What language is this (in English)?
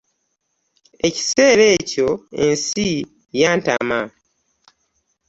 Ganda